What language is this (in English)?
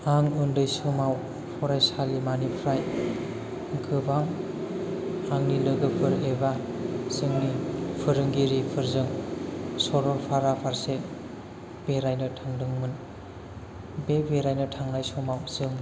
Bodo